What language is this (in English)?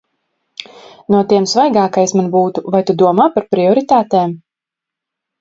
Latvian